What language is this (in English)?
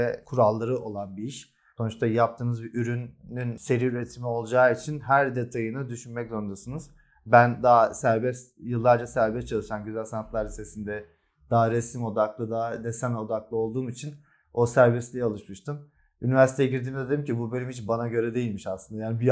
Turkish